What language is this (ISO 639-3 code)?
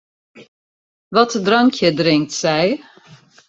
fry